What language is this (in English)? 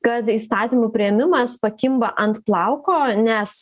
Lithuanian